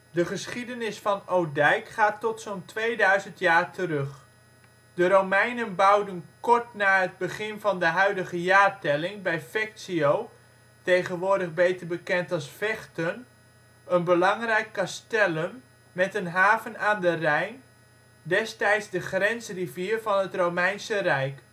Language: Dutch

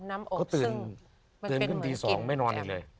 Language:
Thai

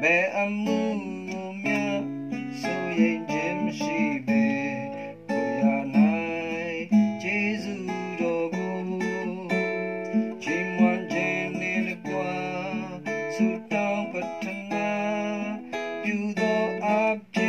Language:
Indonesian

